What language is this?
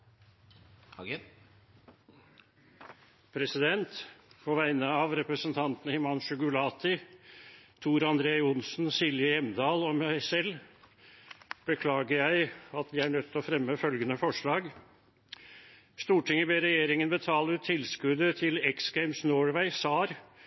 Norwegian Bokmål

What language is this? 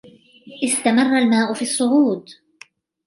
Arabic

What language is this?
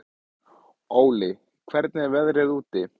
Icelandic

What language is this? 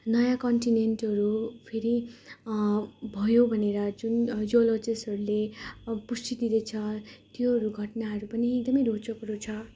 Nepali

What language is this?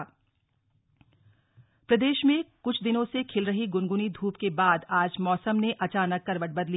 Hindi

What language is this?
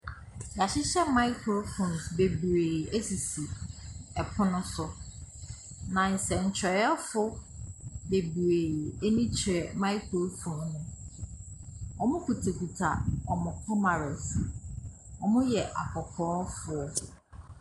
Akan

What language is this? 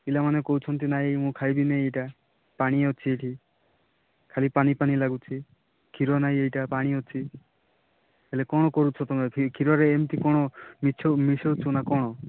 Odia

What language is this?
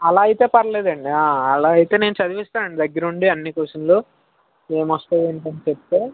Telugu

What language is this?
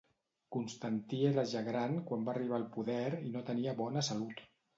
Catalan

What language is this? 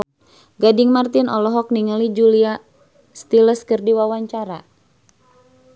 Sundanese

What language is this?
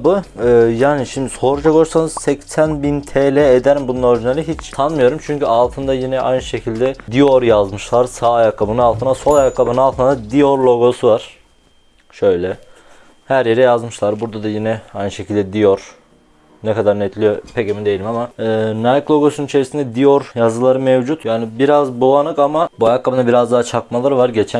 Turkish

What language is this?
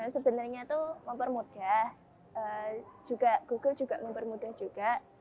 Indonesian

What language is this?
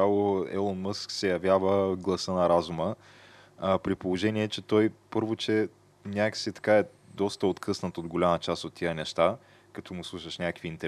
Bulgarian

